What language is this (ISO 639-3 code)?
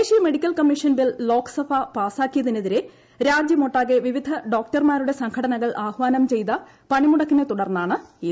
mal